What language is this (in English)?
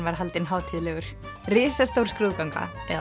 Icelandic